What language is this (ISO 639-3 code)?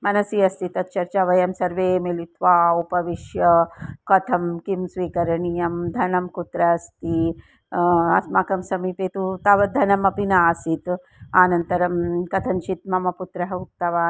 san